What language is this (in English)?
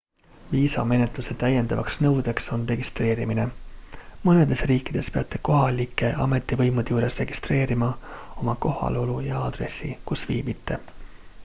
Estonian